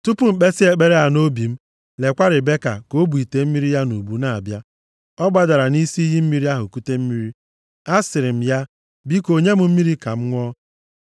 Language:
Igbo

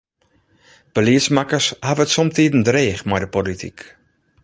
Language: Western Frisian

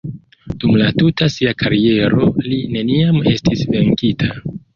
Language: Esperanto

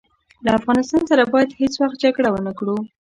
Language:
Pashto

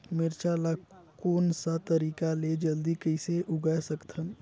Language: Chhattisgarhi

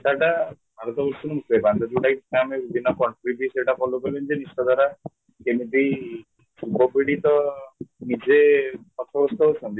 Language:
Odia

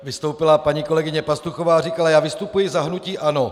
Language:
Czech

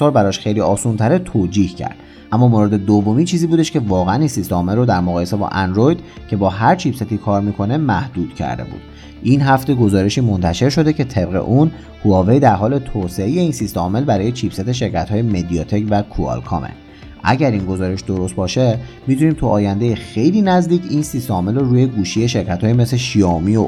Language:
Persian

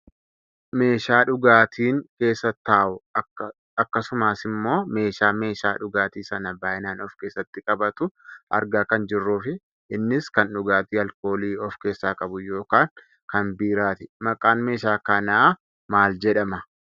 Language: Oromo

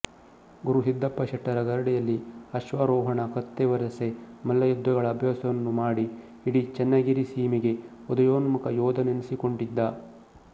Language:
Kannada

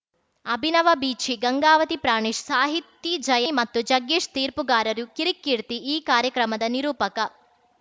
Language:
Kannada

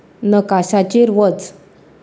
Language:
Konkani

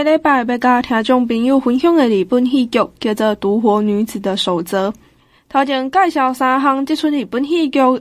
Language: Chinese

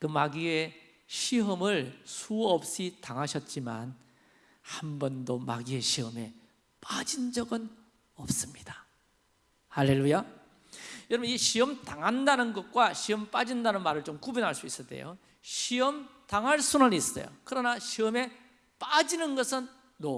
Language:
Korean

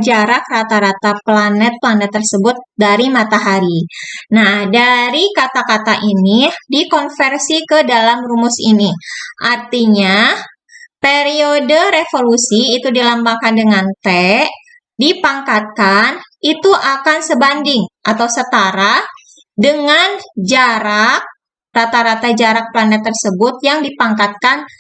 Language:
Indonesian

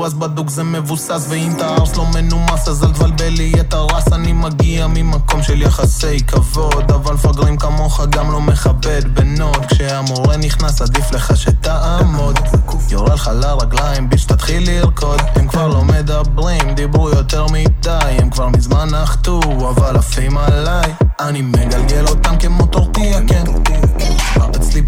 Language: Hebrew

